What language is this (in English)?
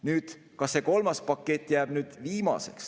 Estonian